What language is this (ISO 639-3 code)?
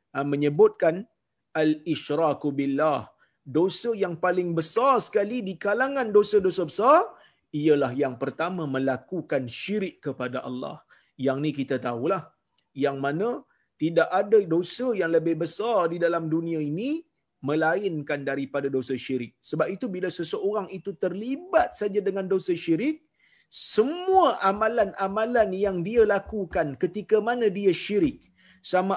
msa